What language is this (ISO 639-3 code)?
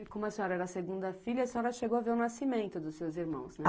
por